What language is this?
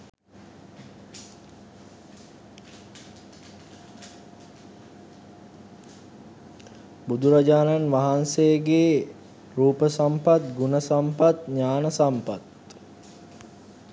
Sinhala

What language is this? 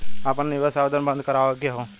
Bhojpuri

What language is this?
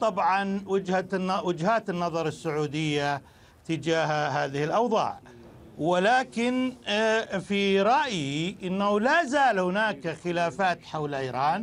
Arabic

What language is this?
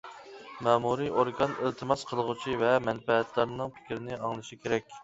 Uyghur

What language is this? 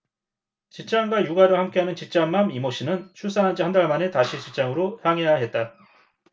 Korean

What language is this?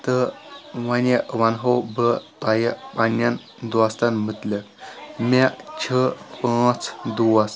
Kashmiri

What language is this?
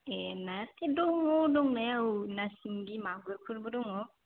Bodo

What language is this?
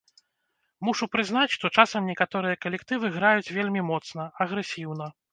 Belarusian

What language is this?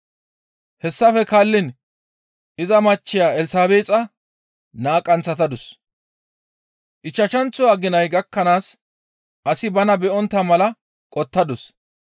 Gamo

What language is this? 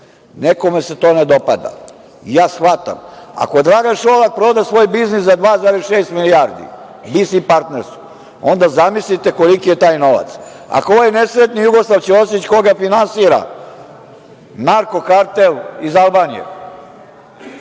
Serbian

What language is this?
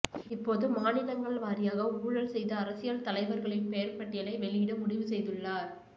Tamil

